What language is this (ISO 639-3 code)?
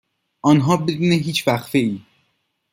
fas